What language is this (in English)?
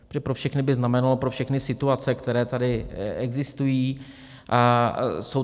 Czech